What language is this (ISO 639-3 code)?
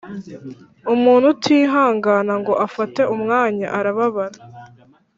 kin